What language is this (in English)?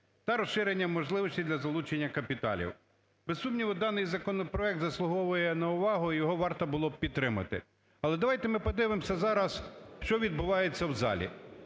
Ukrainian